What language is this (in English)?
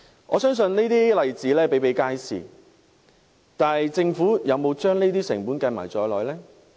Cantonese